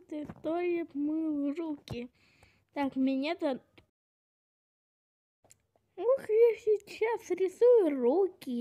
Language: Russian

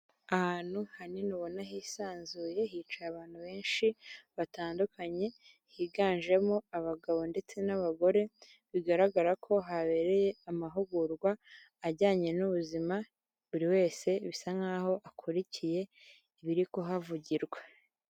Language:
Kinyarwanda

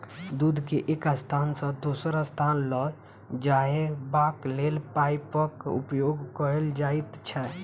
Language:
Maithili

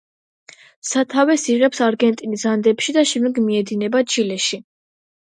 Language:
Georgian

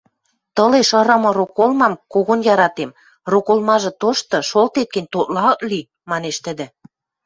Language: Western Mari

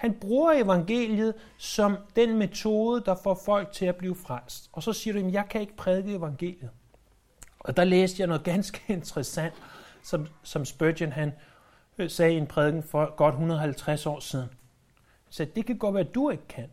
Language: Danish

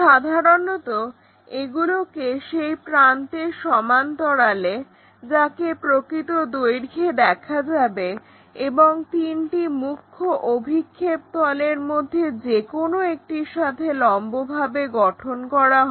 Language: Bangla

